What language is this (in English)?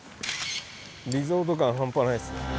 Japanese